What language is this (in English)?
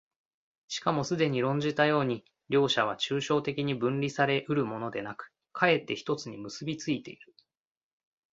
Japanese